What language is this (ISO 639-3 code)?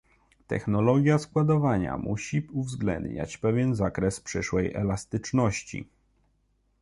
pol